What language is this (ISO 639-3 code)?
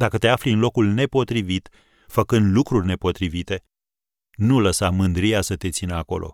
ron